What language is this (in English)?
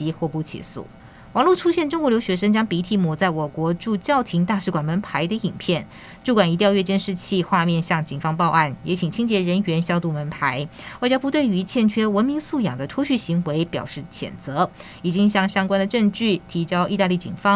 Chinese